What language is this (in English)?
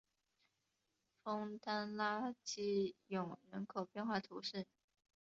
Chinese